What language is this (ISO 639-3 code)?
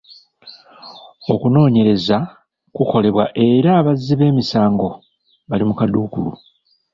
lug